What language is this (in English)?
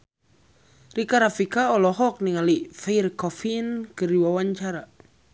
Sundanese